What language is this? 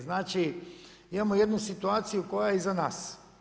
Croatian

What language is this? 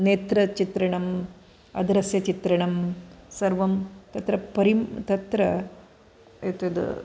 Sanskrit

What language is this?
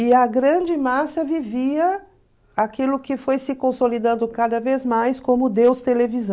Portuguese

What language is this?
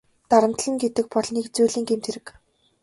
Mongolian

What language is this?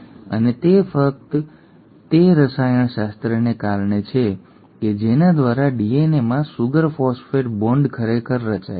Gujarati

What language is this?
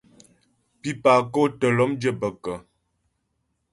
Ghomala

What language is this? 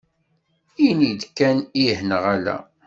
Kabyle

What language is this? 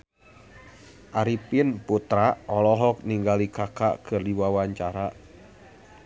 Sundanese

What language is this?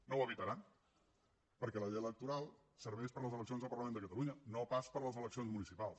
Catalan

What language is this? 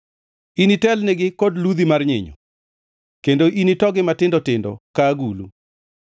Luo (Kenya and Tanzania)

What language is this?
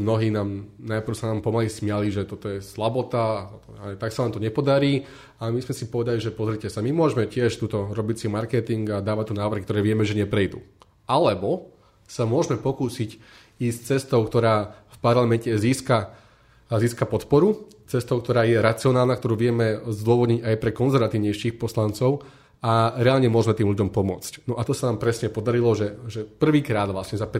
Slovak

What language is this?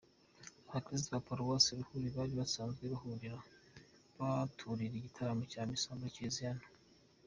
Kinyarwanda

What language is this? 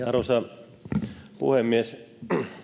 Finnish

